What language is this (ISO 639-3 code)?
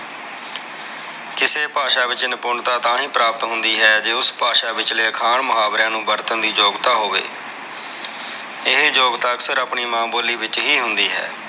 pan